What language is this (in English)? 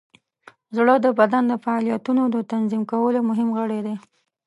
Pashto